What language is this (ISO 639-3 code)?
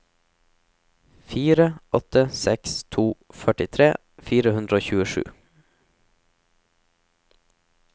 nor